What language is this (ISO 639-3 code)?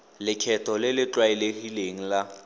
tsn